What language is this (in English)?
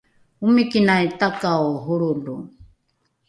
Rukai